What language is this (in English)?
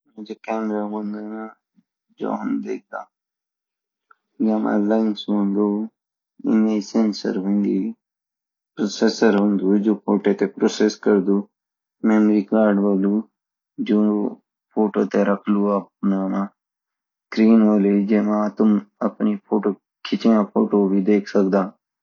Garhwali